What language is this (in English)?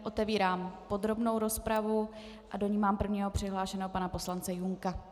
Czech